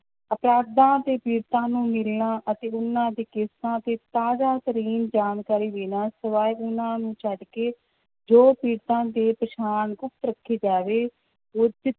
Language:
Punjabi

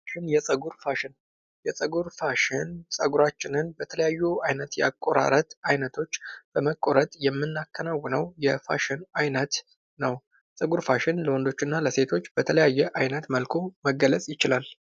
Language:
Amharic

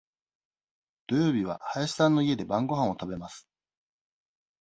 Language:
Japanese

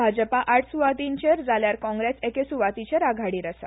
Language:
Konkani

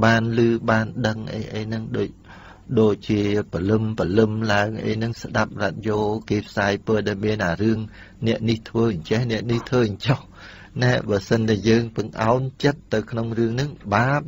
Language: Thai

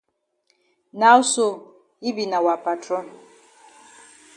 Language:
Cameroon Pidgin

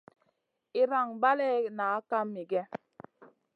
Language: Masana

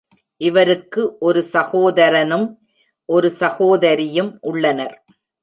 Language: Tamil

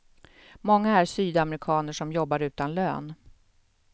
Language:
Swedish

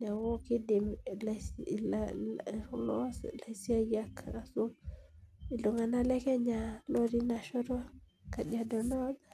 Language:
Masai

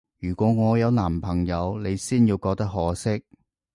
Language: Cantonese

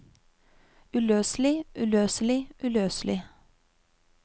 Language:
Norwegian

